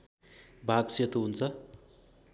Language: Nepali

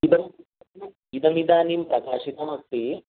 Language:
Sanskrit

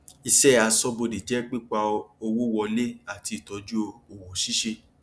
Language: Yoruba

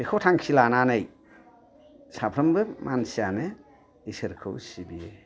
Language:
Bodo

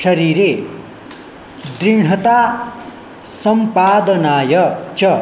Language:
Sanskrit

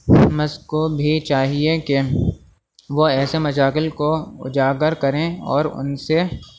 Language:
Urdu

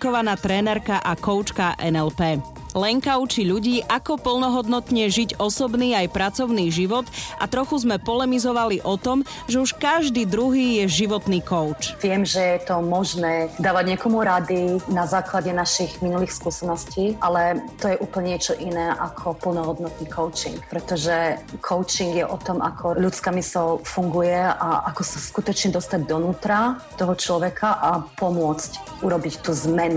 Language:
Slovak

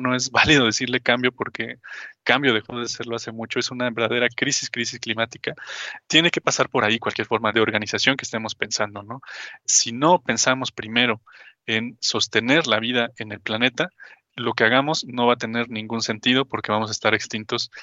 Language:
Spanish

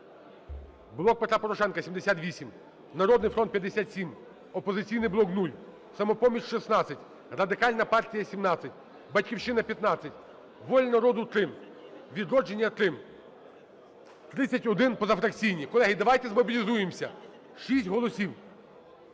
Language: Ukrainian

